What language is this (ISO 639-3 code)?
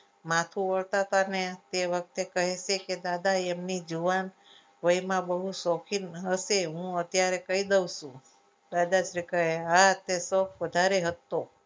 guj